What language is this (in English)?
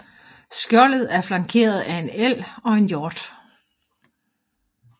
Danish